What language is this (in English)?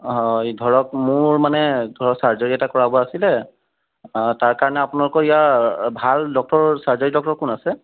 Assamese